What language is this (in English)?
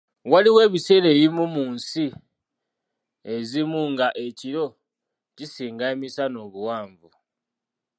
Ganda